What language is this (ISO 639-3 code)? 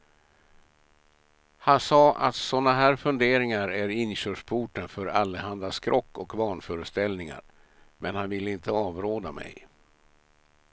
swe